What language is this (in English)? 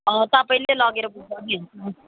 Nepali